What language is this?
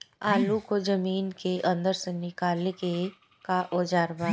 Bhojpuri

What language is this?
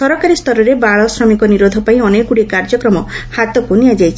Odia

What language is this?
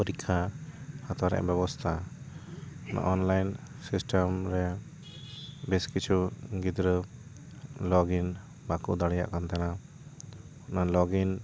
Santali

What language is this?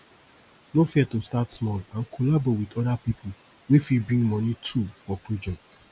Nigerian Pidgin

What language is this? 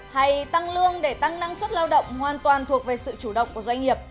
Vietnamese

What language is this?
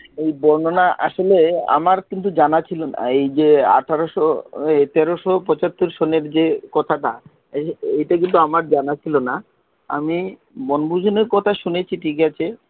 Bangla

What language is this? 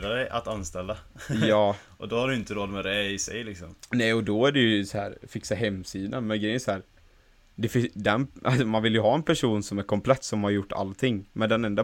Swedish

